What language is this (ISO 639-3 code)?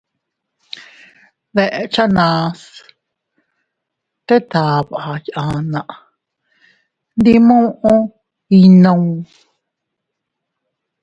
cut